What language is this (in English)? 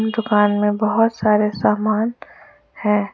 Hindi